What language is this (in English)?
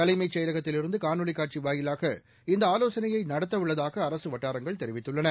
Tamil